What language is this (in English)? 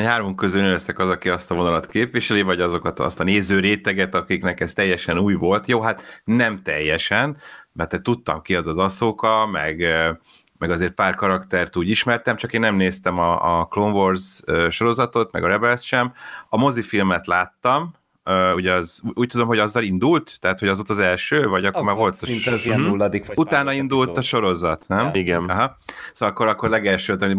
Hungarian